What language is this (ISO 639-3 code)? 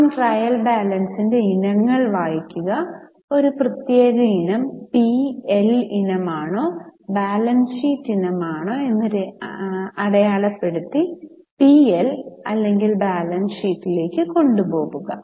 mal